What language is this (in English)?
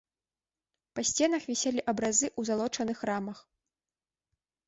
Belarusian